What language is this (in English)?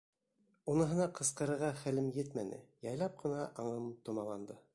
Bashkir